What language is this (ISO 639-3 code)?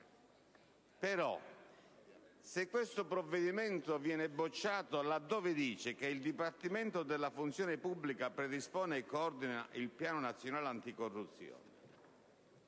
ita